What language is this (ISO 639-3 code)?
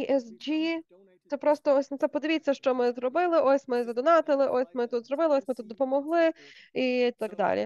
ukr